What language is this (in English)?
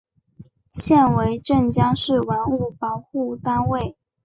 Chinese